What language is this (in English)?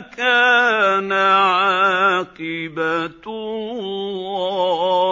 Arabic